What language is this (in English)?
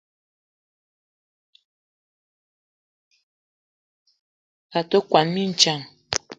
Eton (Cameroon)